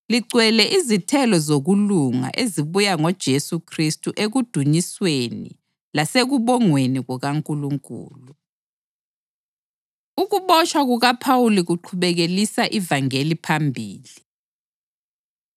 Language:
North Ndebele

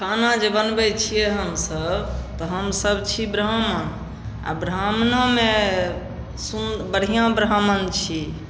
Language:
Maithili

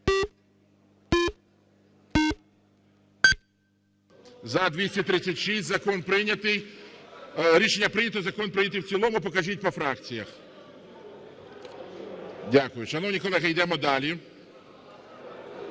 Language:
Ukrainian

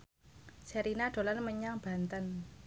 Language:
Javanese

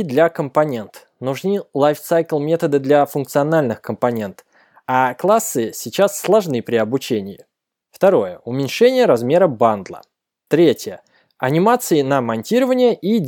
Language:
Russian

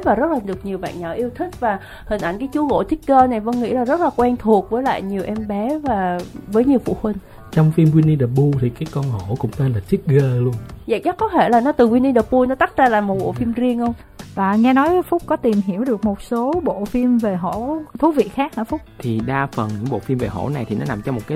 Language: Vietnamese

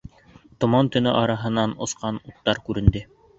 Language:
Bashkir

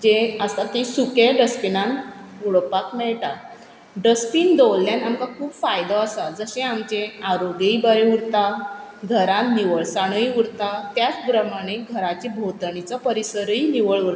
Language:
Konkani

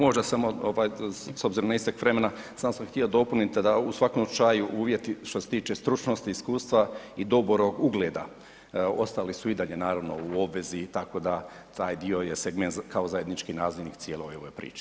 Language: Croatian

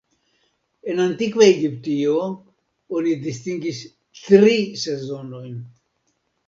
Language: Esperanto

